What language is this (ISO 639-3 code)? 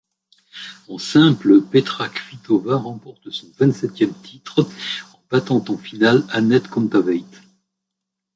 fra